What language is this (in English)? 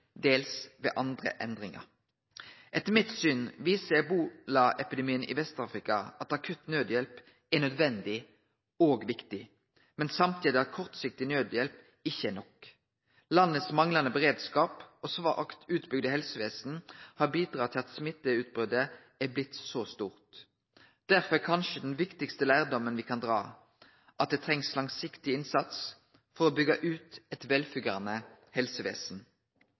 Norwegian Nynorsk